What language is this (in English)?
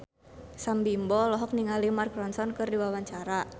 Sundanese